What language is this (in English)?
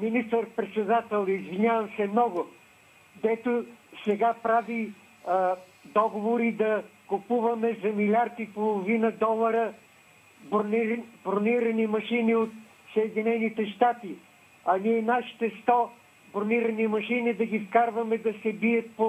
Bulgarian